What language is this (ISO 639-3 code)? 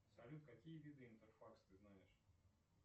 rus